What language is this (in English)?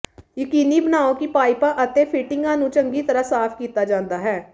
Punjabi